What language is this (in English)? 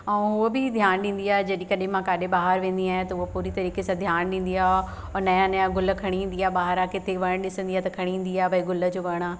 Sindhi